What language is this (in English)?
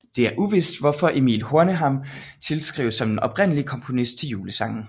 Danish